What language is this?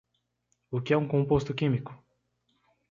Portuguese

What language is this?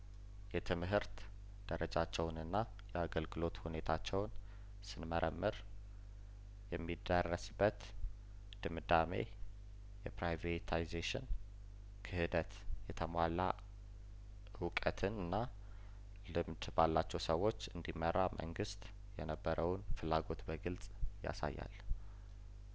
Amharic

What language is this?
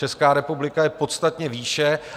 Czech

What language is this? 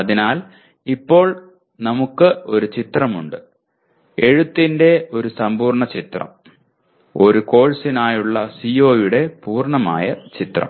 Malayalam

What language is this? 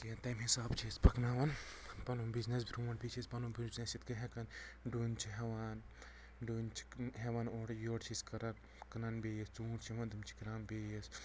Kashmiri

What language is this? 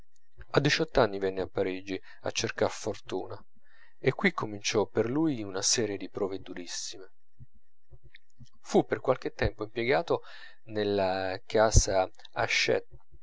Italian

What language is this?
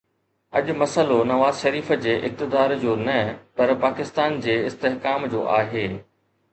Sindhi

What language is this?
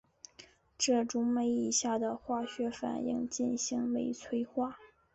Chinese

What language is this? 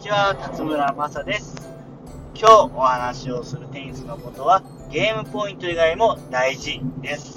Japanese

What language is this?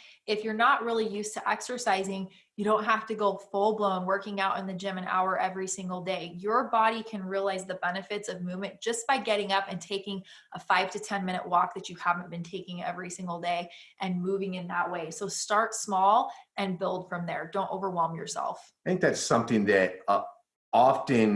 English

